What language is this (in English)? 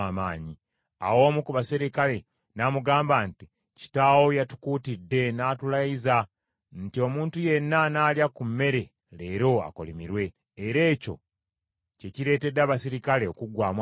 Ganda